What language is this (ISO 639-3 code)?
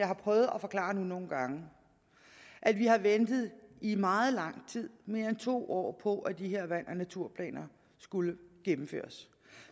dan